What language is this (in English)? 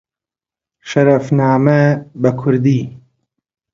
Central Kurdish